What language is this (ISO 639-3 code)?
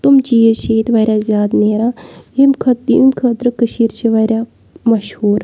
kas